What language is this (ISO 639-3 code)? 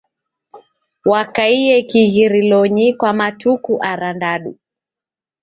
dav